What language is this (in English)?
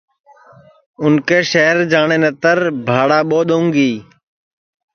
Sansi